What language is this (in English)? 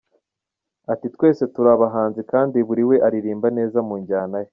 Kinyarwanda